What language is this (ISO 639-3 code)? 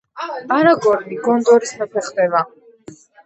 kat